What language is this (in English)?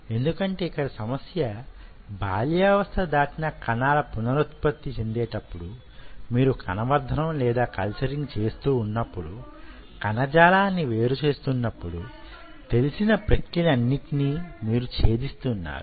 Telugu